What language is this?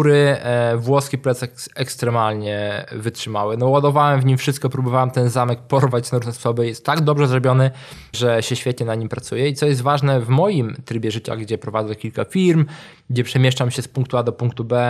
Polish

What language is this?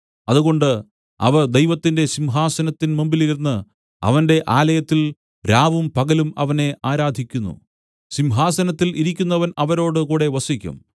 Malayalam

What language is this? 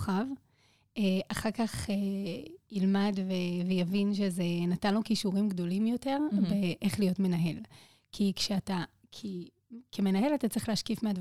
Hebrew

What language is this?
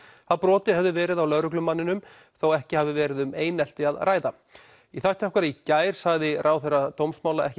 Icelandic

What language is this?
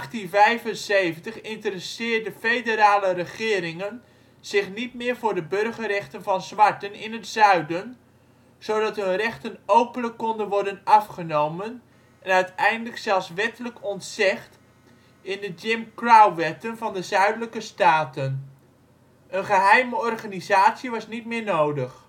Dutch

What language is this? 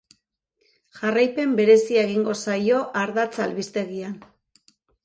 Basque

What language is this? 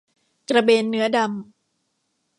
Thai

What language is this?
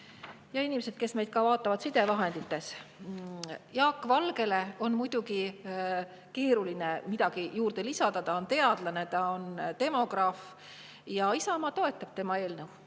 Estonian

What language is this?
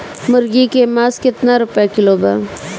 Bhojpuri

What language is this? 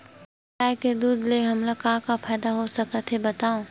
Chhattisgarhi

